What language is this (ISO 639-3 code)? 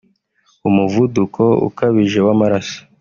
kin